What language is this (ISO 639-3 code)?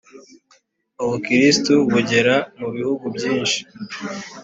kin